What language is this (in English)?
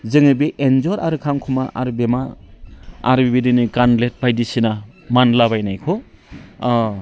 Bodo